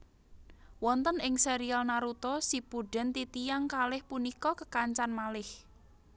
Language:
Javanese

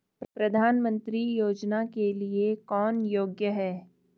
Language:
Hindi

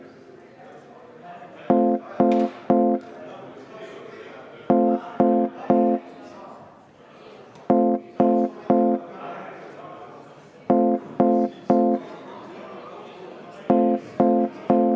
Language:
Estonian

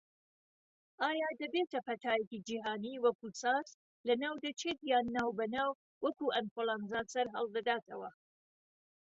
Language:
Central Kurdish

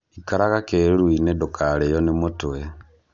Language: Kikuyu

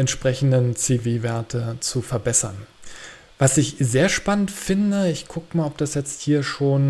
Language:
German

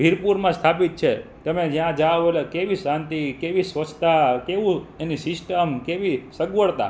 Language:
Gujarati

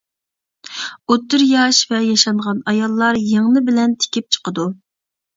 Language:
Uyghur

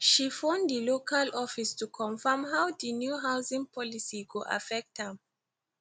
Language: Nigerian Pidgin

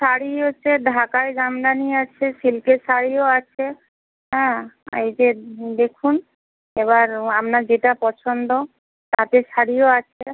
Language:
Bangla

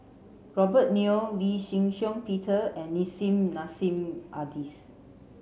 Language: English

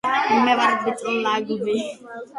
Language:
Georgian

